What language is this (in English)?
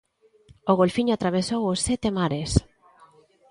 Galician